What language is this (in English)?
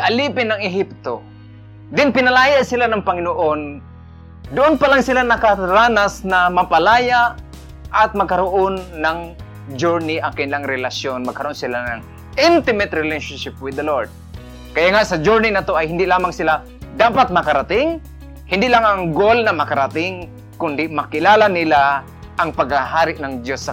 Filipino